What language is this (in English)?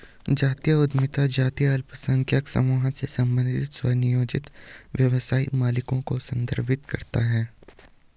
Hindi